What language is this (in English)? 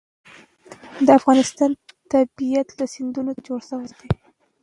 Pashto